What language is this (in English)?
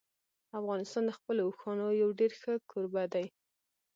Pashto